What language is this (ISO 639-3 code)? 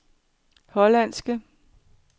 dan